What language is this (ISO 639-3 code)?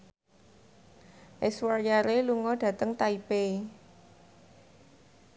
jav